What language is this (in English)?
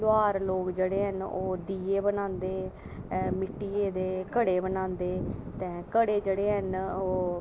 Dogri